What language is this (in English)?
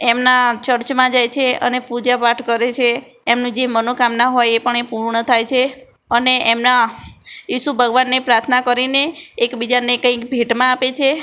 Gujarati